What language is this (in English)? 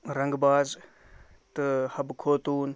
Kashmiri